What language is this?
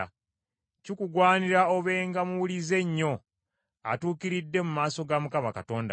Ganda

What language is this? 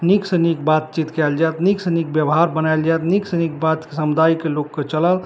Maithili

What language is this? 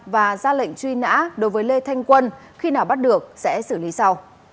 Vietnamese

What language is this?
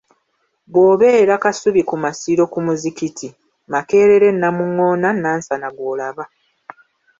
Ganda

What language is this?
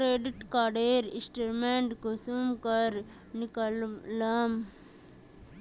Magahi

